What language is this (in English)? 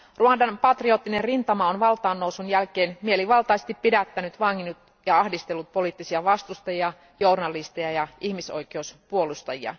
Finnish